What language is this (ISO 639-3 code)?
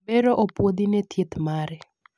luo